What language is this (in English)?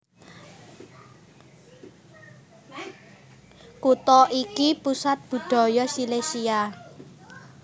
Javanese